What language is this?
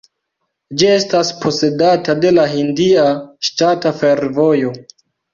Esperanto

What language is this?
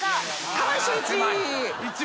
Japanese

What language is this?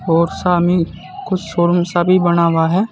Hindi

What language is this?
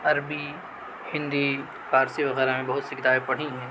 Urdu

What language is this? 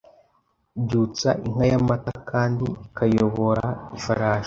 Kinyarwanda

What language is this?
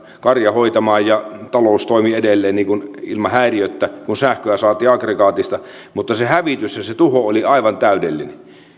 Finnish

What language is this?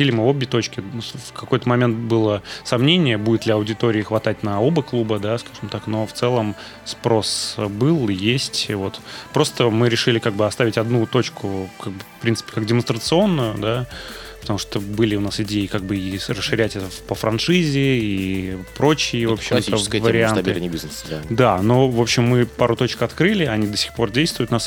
Russian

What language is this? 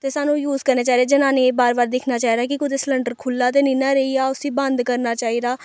Dogri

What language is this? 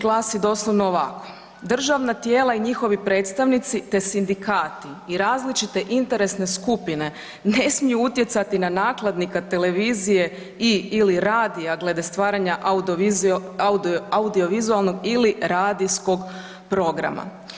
Croatian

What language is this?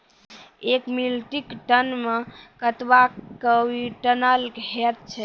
Maithili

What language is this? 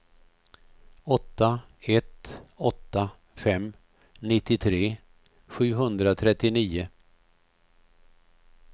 Swedish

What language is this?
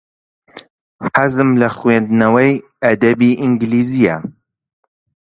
Central Kurdish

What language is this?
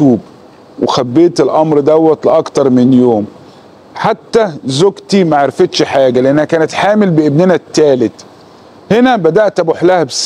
Arabic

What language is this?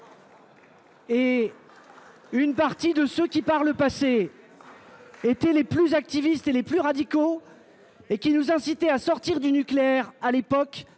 French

